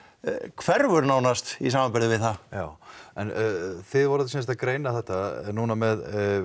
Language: Icelandic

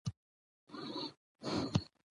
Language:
Pashto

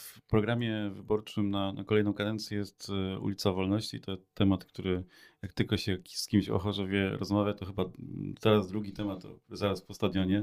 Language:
Polish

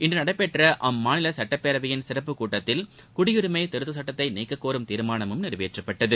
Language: Tamil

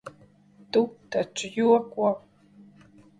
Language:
Latvian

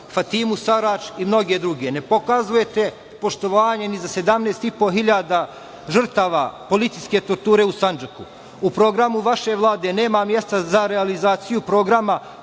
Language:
Serbian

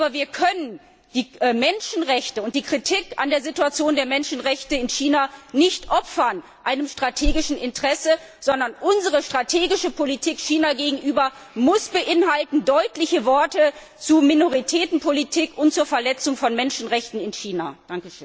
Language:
German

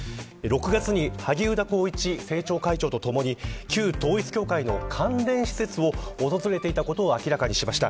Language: Japanese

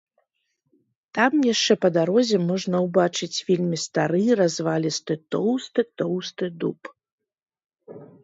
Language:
Belarusian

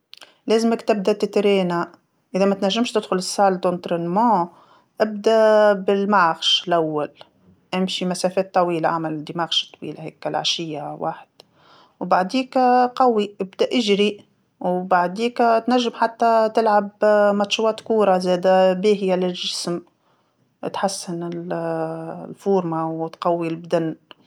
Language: Tunisian Arabic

